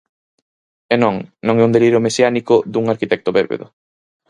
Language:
Galician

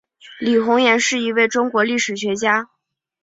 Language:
Chinese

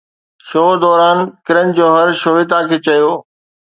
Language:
Sindhi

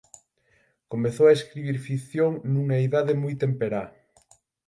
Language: Galician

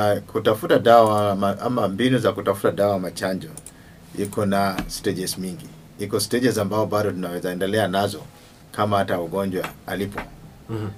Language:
Swahili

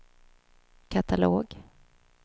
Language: Swedish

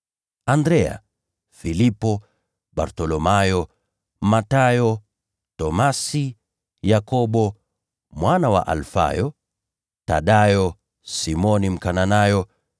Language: Swahili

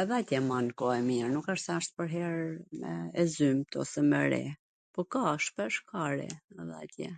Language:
Gheg Albanian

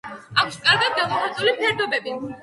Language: Georgian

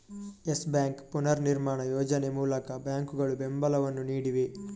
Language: Kannada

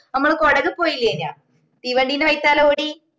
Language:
Malayalam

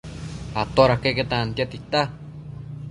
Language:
Matsés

